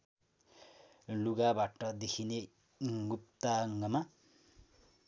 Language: Nepali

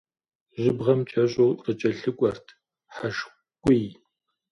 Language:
Kabardian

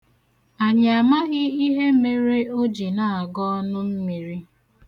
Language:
Igbo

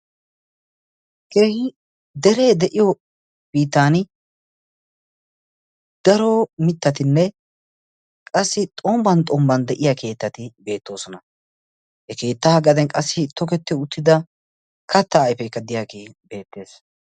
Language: Wolaytta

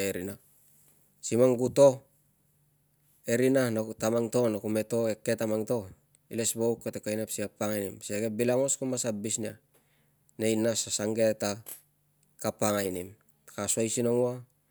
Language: Tungag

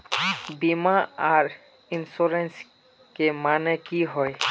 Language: Magahi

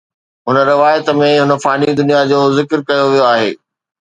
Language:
Sindhi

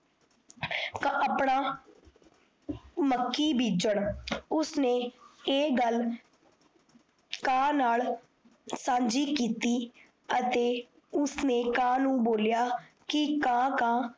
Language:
Punjabi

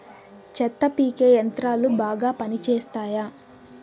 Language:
Telugu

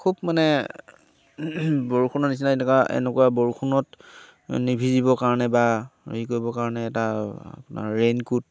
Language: Assamese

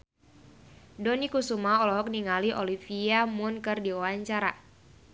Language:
Sundanese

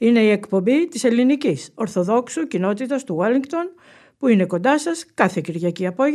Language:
Greek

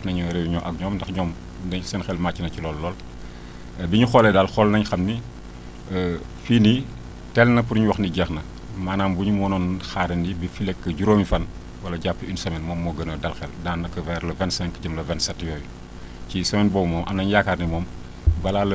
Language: Wolof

